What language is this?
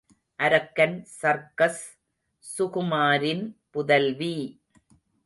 Tamil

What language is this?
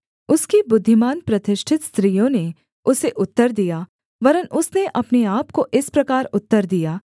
Hindi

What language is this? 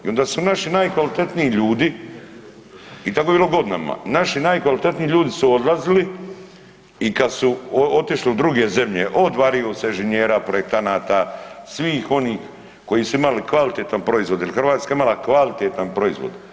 Croatian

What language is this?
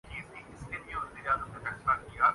Urdu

